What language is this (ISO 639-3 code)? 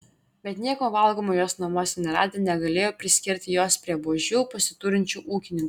lit